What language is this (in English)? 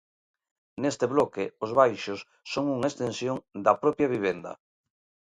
Galician